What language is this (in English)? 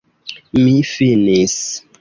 Esperanto